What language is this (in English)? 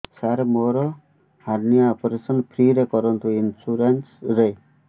Odia